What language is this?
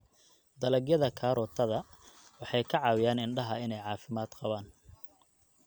Somali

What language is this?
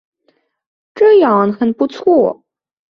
Chinese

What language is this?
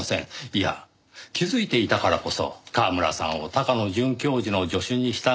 Japanese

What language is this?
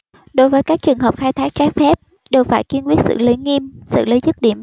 Vietnamese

